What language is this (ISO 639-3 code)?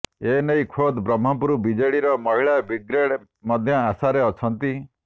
ori